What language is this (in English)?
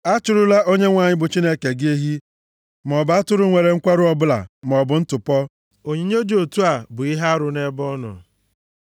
Igbo